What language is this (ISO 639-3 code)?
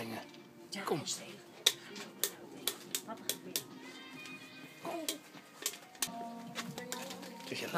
nld